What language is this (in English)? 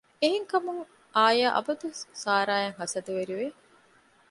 Divehi